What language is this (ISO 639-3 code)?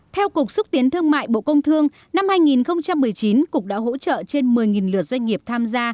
vie